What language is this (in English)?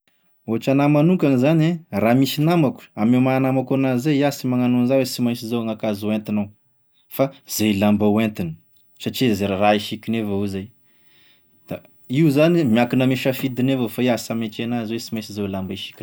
Tesaka Malagasy